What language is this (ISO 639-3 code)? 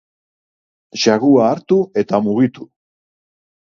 eus